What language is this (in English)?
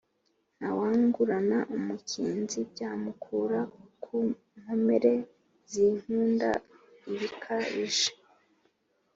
Kinyarwanda